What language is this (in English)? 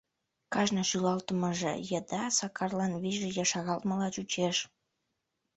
Mari